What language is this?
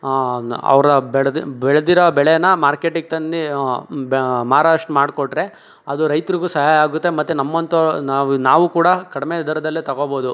Kannada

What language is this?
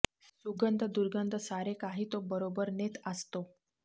Marathi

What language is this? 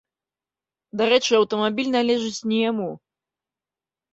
Belarusian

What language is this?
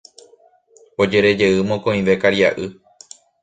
Guarani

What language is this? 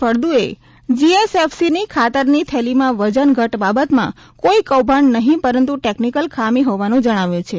Gujarati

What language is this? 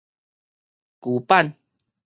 Min Nan Chinese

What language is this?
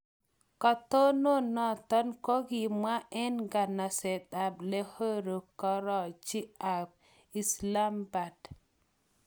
Kalenjin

